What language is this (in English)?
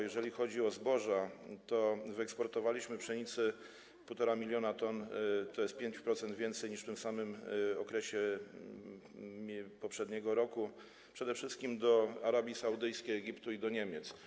Polish